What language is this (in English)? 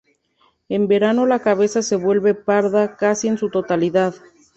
Spanish